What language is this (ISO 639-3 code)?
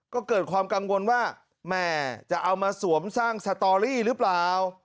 tha